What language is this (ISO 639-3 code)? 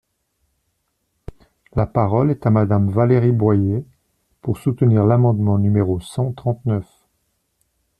fra